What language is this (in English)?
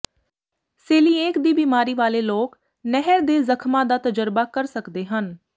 Punjabi